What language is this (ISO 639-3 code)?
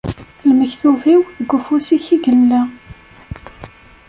kab